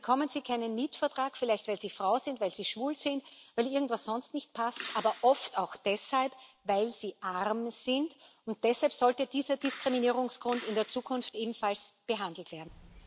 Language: German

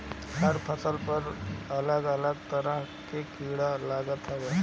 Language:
Bhojpuri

